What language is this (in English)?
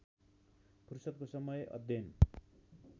Nepali